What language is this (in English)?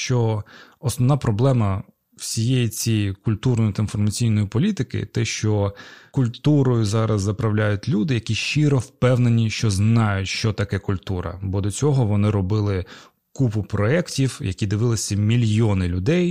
Ukrainian